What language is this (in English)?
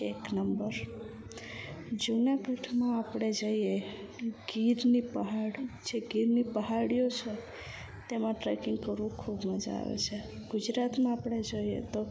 Gujarati